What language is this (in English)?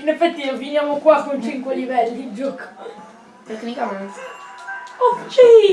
Italian